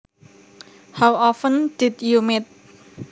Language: Javanese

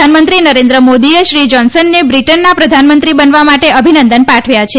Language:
Gujarati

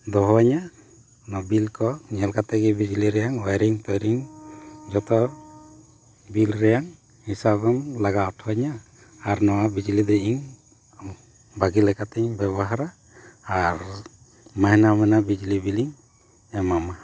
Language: Santali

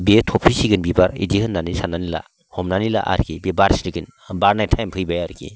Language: Bodo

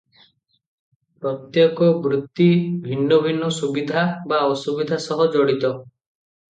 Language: Odia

